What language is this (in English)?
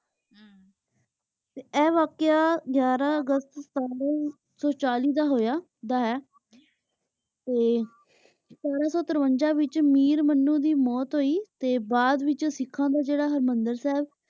Punjabi